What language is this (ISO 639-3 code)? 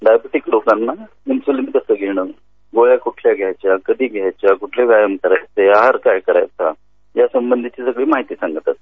mar